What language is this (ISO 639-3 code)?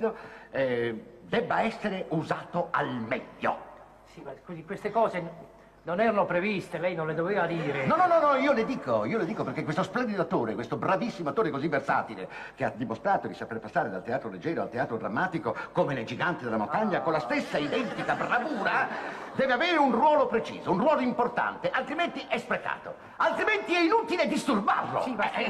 ita